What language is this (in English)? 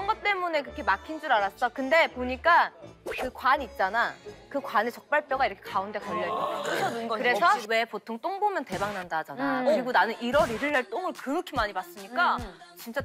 Korean